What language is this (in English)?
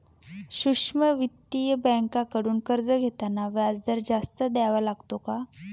Marathi